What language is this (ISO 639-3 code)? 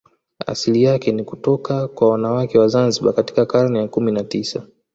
swa